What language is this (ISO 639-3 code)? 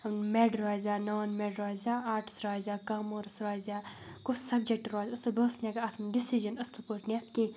kas